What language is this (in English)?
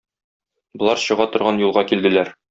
Tatar